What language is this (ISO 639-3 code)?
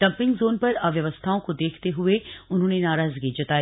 hin